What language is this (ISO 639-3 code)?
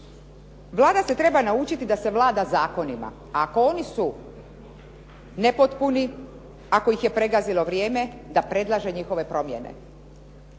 hrv